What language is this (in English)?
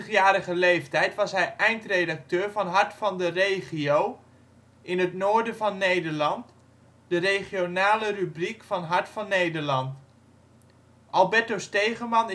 Dutch